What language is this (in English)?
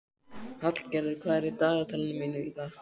Icelandic